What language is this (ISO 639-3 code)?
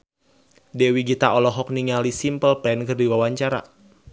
sun